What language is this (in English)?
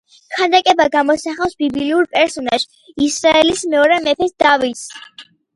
Georgian